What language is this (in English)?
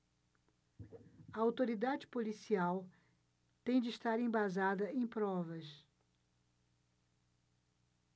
Portuguese